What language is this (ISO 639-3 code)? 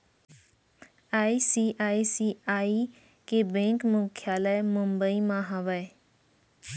hne